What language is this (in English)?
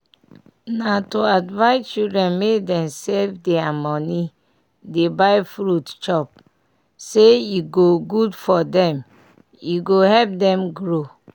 Nigerian Pidgin